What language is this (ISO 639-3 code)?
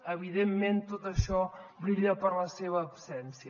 cat